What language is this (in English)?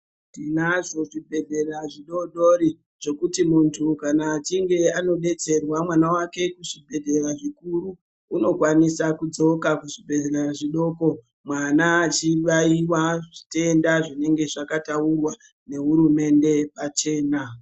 Ndau